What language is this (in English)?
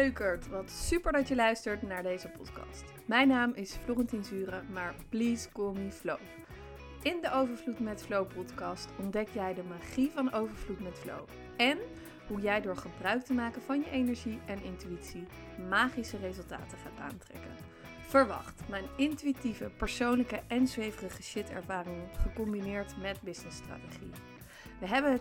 Dutch